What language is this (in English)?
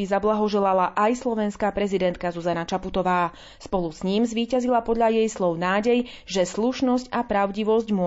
Slovak